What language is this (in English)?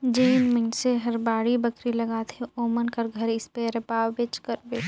Chhattisgarhi